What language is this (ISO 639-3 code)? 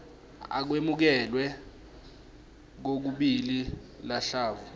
ssw